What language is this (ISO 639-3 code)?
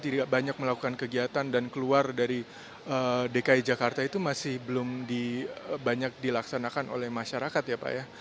ind